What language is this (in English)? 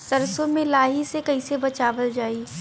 Bhojpuri